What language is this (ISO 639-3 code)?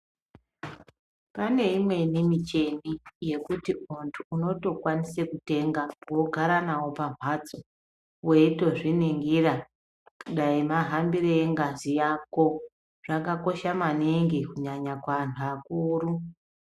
ndc